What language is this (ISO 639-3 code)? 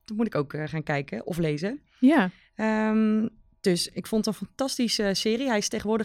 nld